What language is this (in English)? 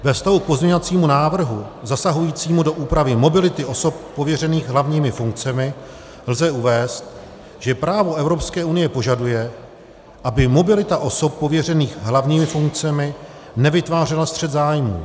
Czech